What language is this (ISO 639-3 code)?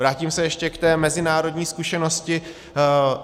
ces